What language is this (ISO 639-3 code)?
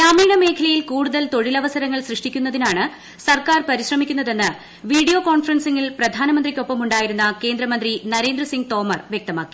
mal